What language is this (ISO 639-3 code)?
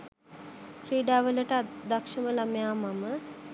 sin